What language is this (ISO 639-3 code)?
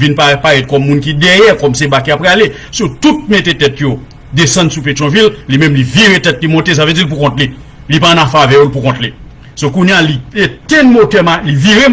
fra